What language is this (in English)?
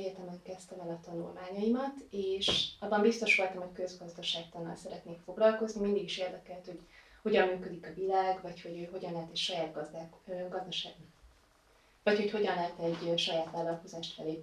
Hungarian